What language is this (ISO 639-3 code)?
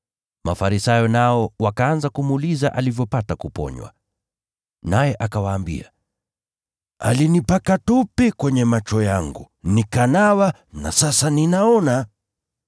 swa